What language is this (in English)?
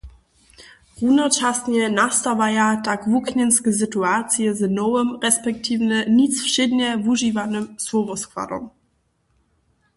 Upper Sorbian